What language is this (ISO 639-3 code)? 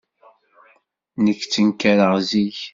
kab